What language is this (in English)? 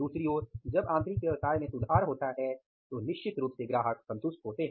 Hindi